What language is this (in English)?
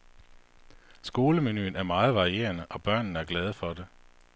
Danish